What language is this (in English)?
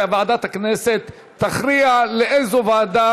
Hebrew